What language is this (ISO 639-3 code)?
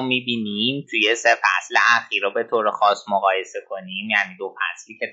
fas